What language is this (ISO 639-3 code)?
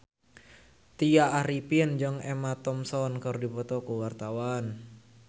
sun